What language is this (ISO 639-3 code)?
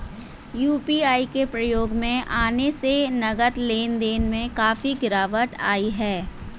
hin